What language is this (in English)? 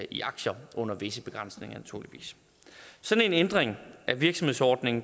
Danish